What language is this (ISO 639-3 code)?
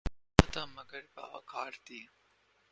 urd